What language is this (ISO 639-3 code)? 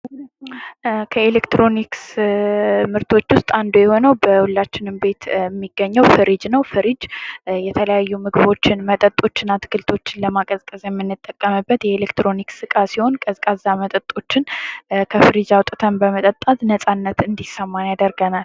amh